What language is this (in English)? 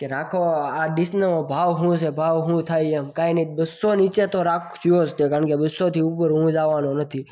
Gujarati